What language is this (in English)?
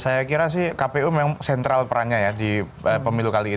Indonesian